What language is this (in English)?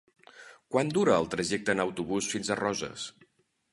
Catalan